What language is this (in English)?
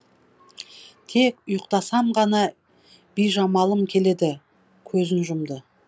Kazakh